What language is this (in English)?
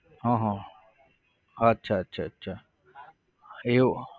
Gujarati